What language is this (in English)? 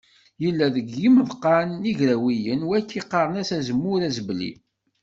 Kabyle